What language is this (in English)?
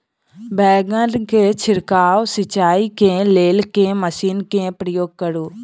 Maithili